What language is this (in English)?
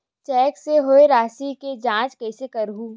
Chhattisgarhi